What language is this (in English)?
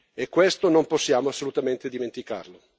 Italian